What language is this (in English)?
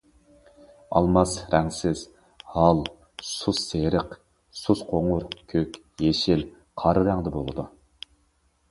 Uyghur